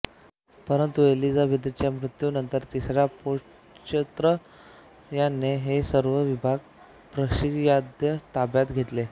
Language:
Marathi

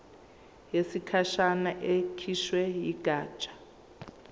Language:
Zulu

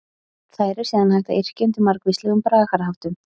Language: Icelandic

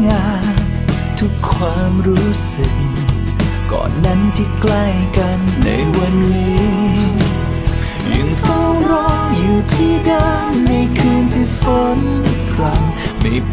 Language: Thai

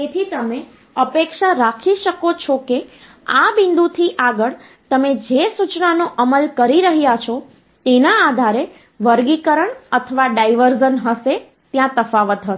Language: Gujarati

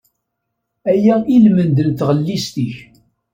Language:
Kabyle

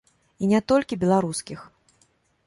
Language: Belarusian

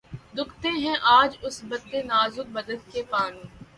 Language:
Urdu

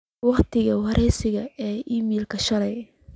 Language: Somali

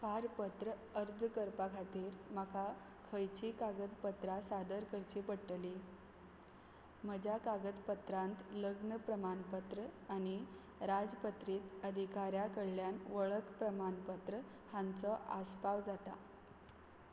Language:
Konkani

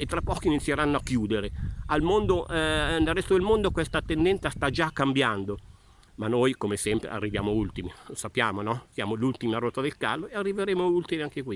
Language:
Italian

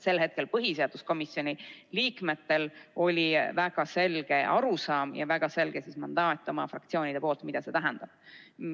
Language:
Estonian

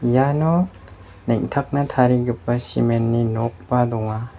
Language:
Garo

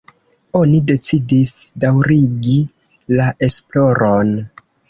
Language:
Esperanto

